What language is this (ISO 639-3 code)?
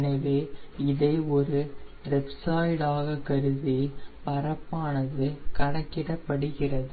tam